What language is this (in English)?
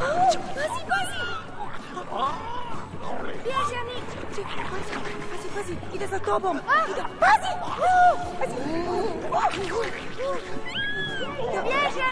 Croatian